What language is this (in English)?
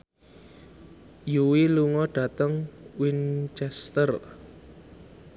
Javanese